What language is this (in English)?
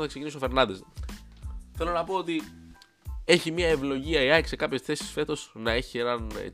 Greek